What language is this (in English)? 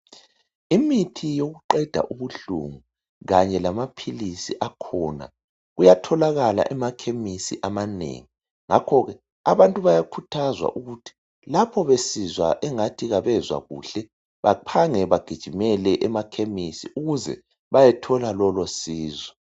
North Ndebele